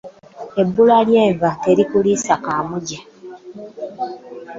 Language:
Ganda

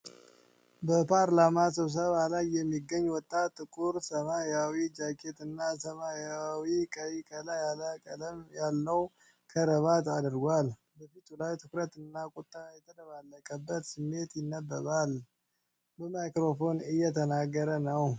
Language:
Amharic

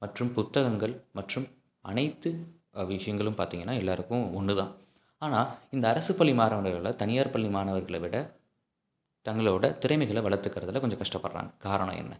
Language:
Tamil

